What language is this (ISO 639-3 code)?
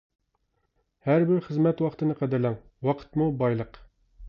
uig